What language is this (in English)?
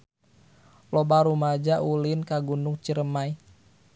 Sundanese